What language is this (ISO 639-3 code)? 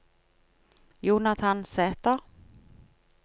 nor